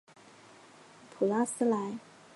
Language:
Chinese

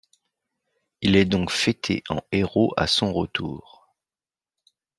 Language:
French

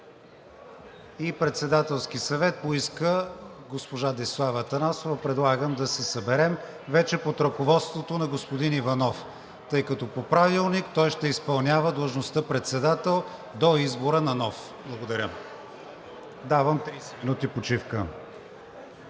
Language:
Bulgarian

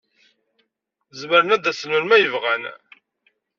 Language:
Kabyle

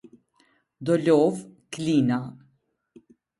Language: Albanian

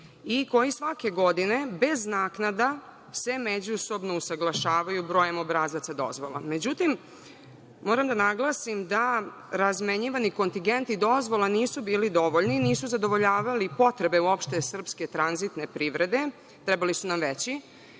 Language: Serbian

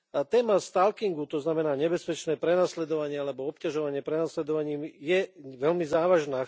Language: Slovak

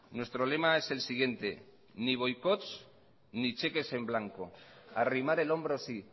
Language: Spanish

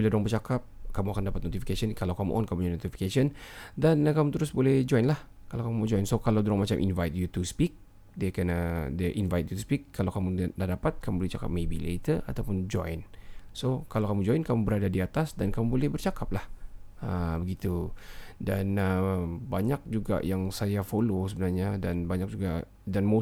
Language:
Malay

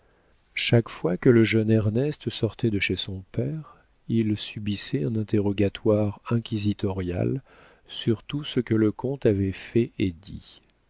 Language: French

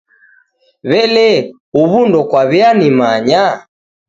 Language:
Taita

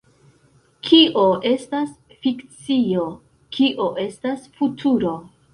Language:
Esperanto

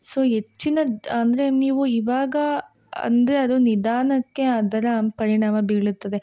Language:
Kannada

